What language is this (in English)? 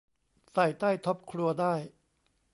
Thai